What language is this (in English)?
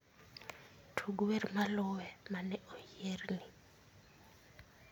Luo (Kenya and Tanzania)